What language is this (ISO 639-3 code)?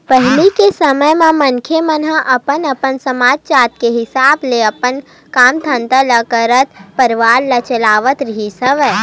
hne